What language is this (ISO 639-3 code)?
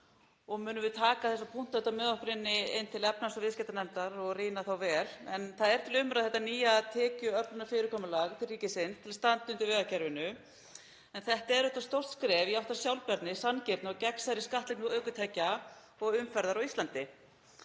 isl